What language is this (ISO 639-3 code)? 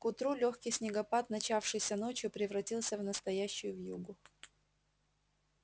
rus